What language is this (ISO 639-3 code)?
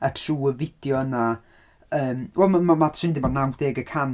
cym